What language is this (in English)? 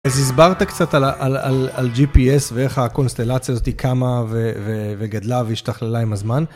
Hebrew